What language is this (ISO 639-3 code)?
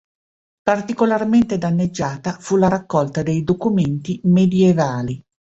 ita